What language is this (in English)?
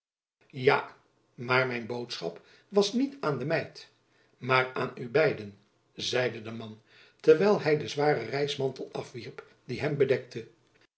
Dutch